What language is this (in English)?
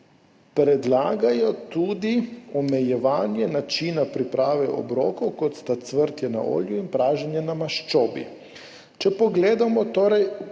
Slovenian